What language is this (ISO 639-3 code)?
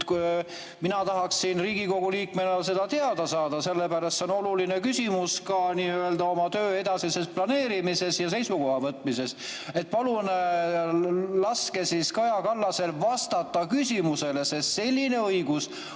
est